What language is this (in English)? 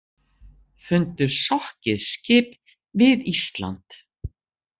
Icelandic